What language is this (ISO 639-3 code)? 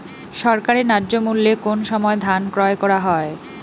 ben